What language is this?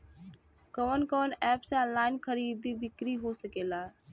Bhojpuri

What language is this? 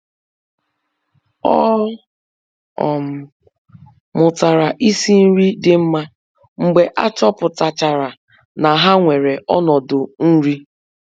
Igbo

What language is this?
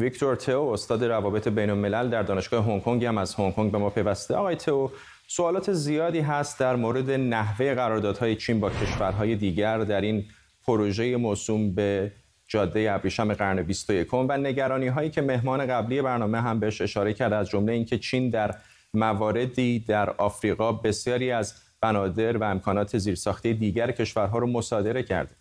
Persian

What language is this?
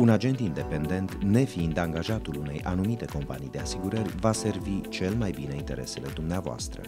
Romanian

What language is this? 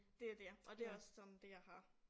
Danish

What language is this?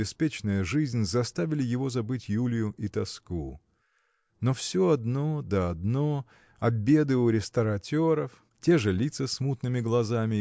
Russian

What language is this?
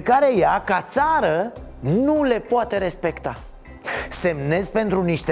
Romanian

